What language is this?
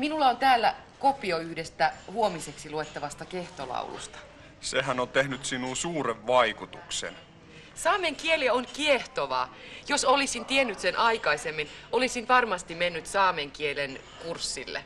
Finnish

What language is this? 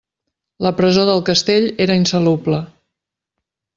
Catalan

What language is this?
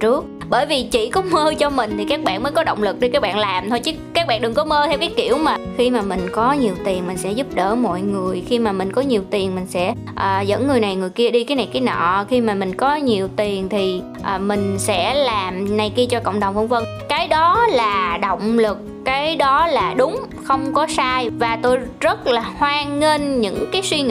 Vietnamese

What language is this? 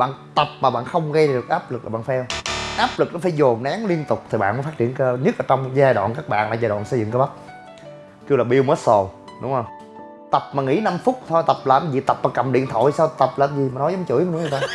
Vietnamese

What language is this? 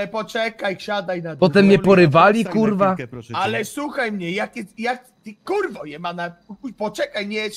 Polish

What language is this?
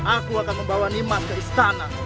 Indonesian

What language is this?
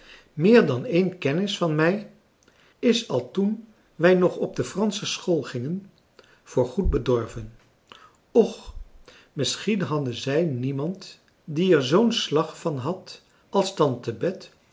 Dutch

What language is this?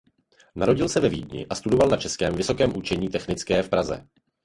Czech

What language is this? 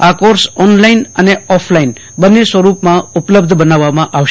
Gujarati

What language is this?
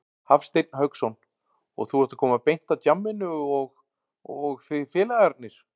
Icelandic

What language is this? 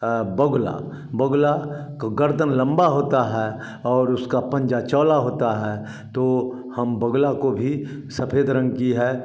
Hindi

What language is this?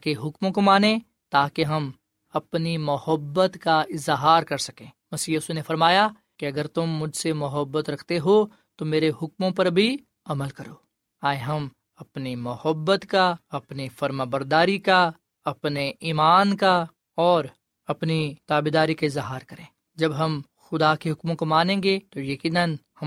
Urdu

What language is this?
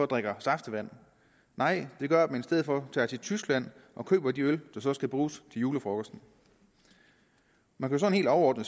Danish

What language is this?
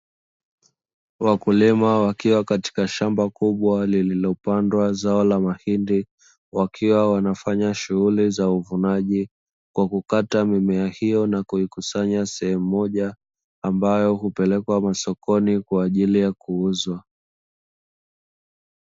Swahili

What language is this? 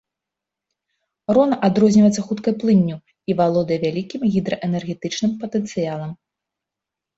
Belarusian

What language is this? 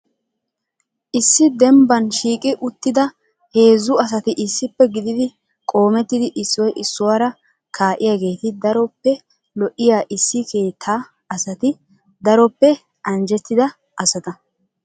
Wolaytta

